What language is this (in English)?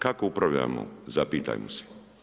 Croatian